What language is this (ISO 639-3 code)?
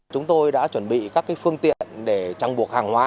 vie